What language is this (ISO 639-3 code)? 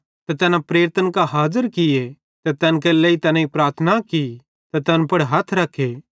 bhd